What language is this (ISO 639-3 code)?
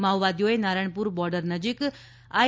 guj